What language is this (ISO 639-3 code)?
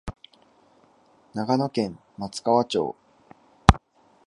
jpn